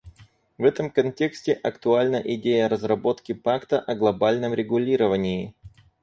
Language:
Russian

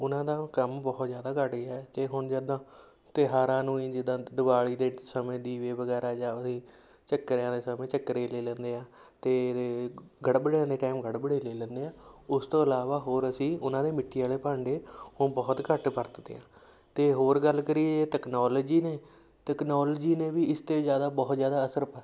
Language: Punjabi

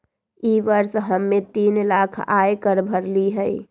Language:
Magahi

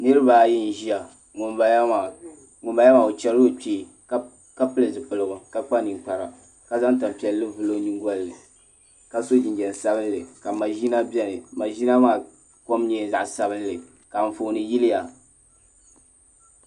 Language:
Dagbani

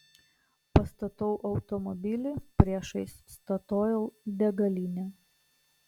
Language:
Lithuanian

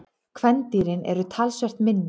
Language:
Icelandic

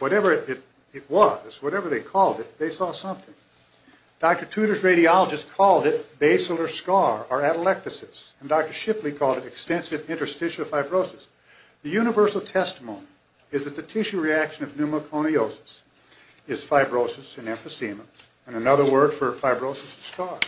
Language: English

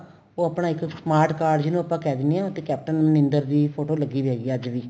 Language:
Punjabi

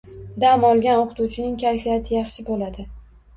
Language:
Uzbek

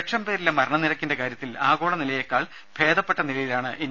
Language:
Malayalam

